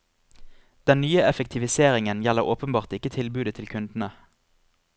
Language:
Norwegian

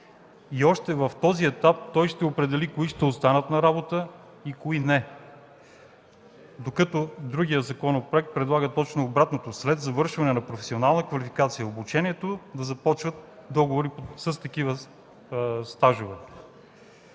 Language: Bulgarian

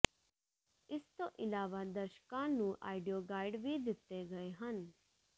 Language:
Punjabi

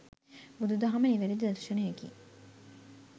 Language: Sinhala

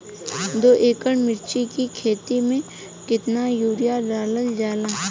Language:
Bhojpuri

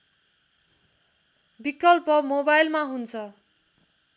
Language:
Nepali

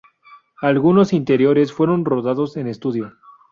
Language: Spanish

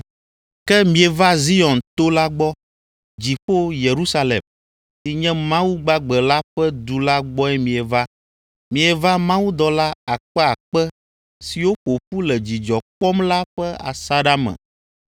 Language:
Ewe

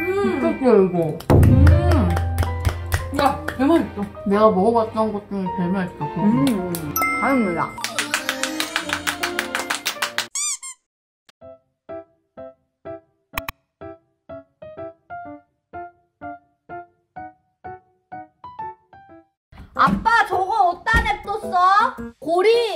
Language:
Korean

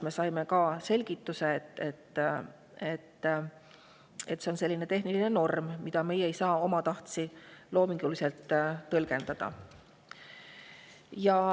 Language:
Estonian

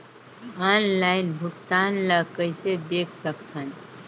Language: Chhattisgarhi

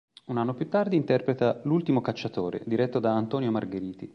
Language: Italian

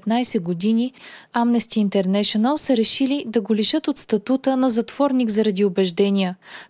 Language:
Bulgarian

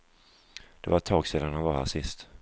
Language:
Swedish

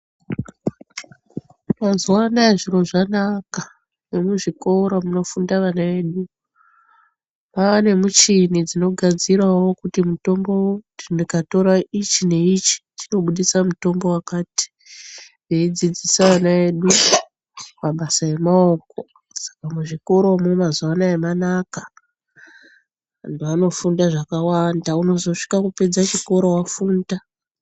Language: Ndau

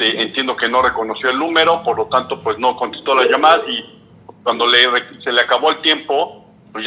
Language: Spanish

